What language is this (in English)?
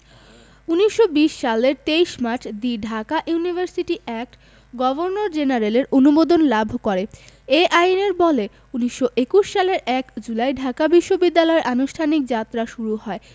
Bangla